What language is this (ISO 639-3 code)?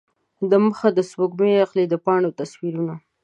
pus